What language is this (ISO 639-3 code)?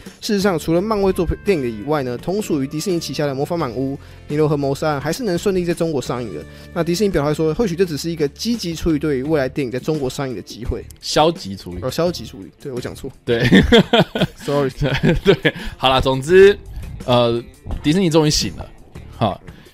zho